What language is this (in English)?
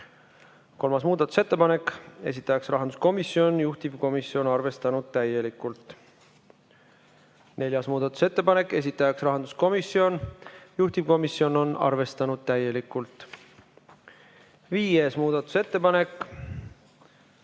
Estonian